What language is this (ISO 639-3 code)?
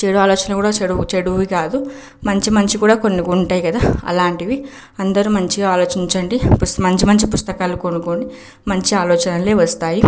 tel